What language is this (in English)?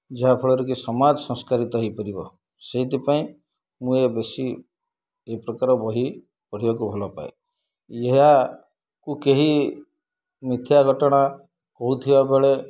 Odia